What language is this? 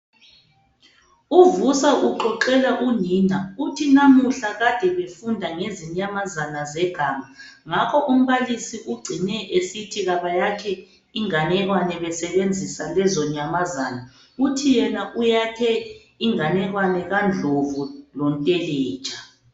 North Ndebele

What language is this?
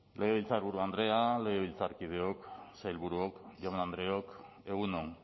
Basque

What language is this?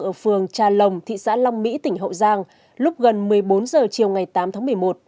Vietnamese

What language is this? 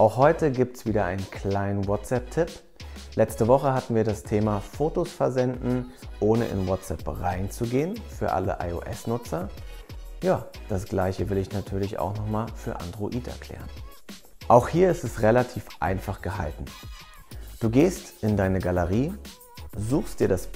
German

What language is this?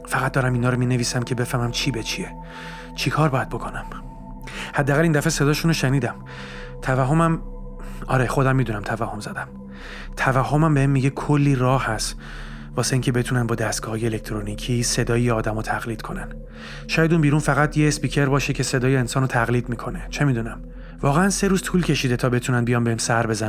Persian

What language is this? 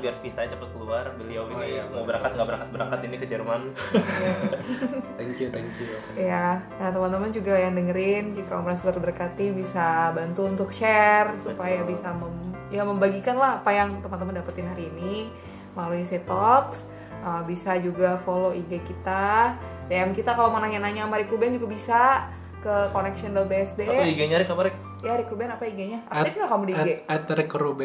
Indonesian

